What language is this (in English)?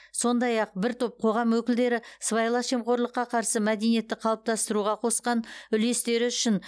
Kazakh